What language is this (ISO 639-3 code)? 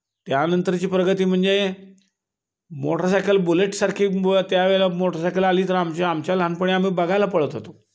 mar